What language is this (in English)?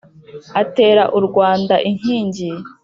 Kinyarwanda